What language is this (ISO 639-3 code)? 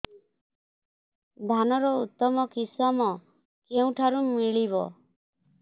ori